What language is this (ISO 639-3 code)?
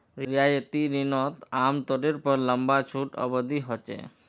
mag